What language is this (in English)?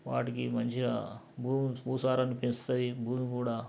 Telugu